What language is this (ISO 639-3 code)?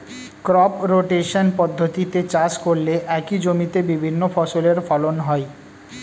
ben